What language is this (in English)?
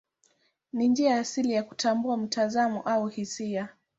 Swahili